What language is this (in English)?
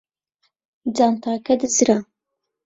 Central Kurdish